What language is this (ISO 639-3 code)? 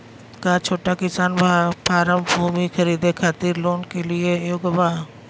bho